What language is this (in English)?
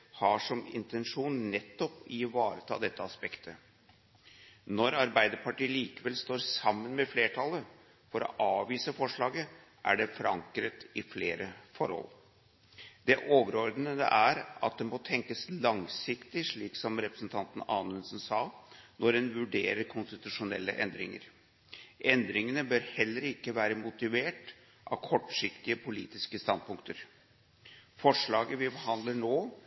Norwegian Bokmål